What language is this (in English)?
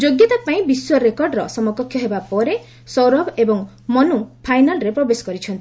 Odia